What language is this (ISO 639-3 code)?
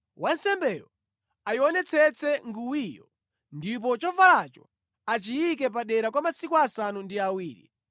nya